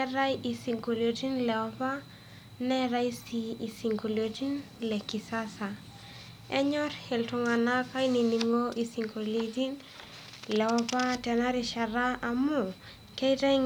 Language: Masai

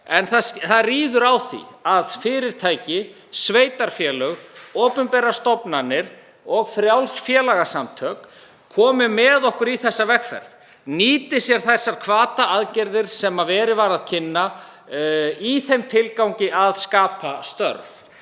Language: Icelandic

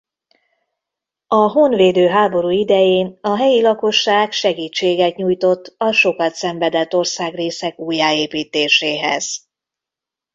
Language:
Hungarian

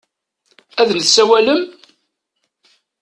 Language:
Kabyle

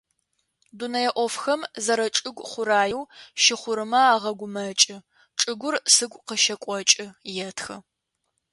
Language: Adyghe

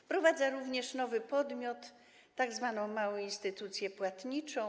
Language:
Polish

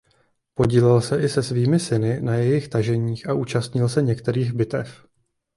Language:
Czech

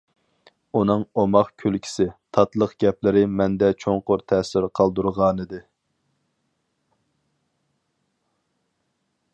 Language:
Uyghur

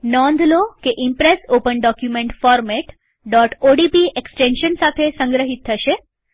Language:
Gujarati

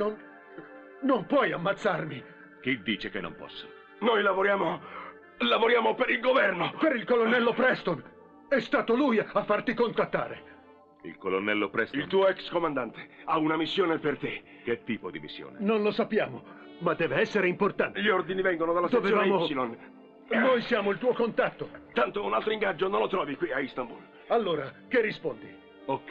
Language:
Italian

